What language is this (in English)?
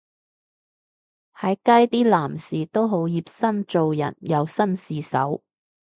Cantonese